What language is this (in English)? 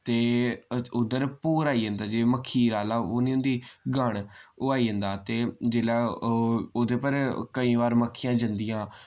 Dogri